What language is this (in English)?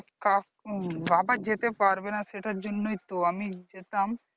Bangla